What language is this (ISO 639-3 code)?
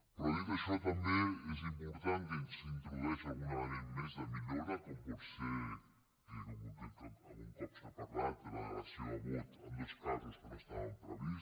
cat